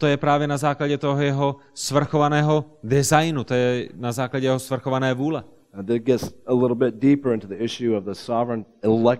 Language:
Czech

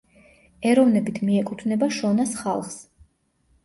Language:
Georgian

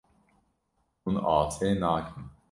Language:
Kurdish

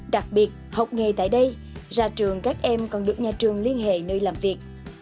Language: Vietnamese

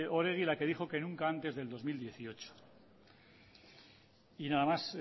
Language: Spanish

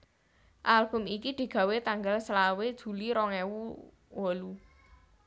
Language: Javanese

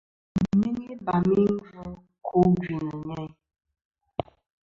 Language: Kom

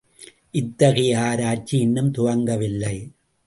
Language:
Tamil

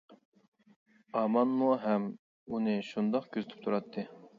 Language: Uyghur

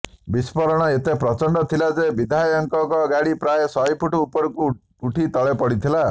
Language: Odia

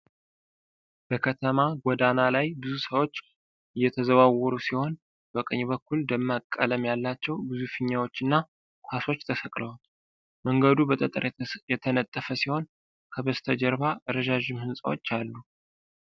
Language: Amharic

